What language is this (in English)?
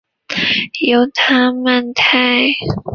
Chinese